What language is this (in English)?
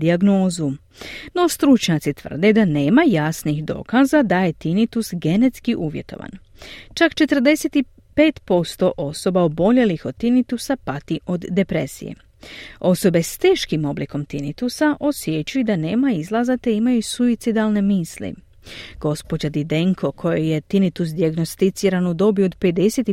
Croatian